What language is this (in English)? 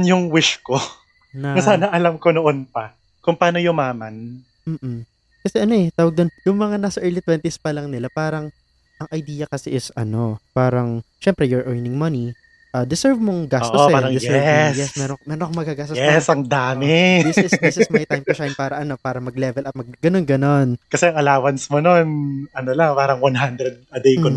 Filipino